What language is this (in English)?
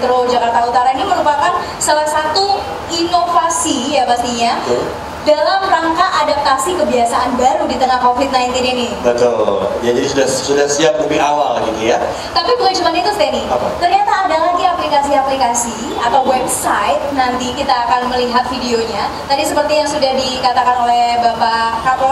Indonesian